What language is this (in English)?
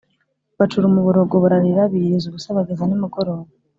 Kinyarwanda